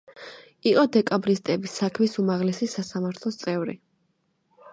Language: Georgian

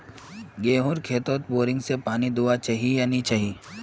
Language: Magahi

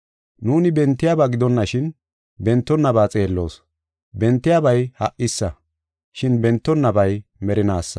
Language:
Gofa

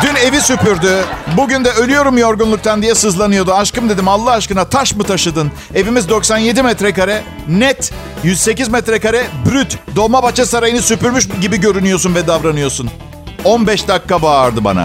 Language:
Turkish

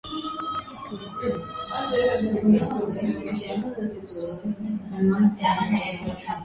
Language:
Swahili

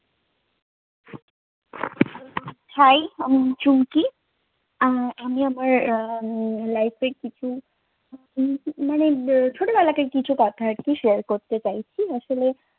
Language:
Bangla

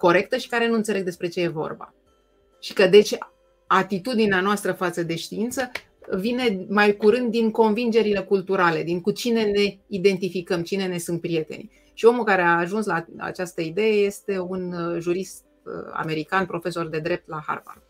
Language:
Romanian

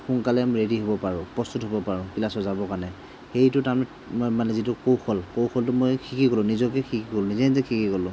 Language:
Assamese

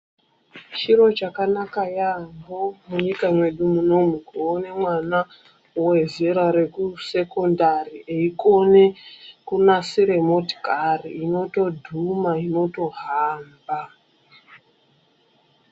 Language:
Ndau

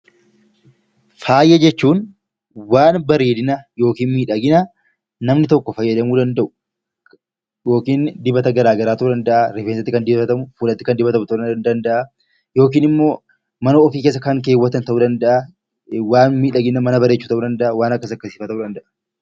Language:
Oromo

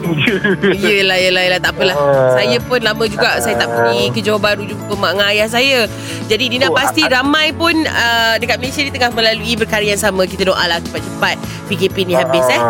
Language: Malay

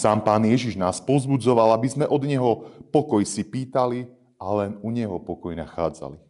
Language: Slovak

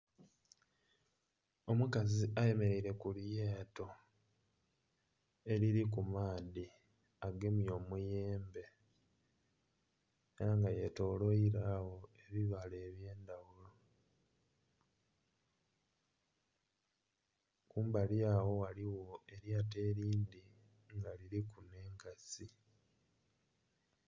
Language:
Soga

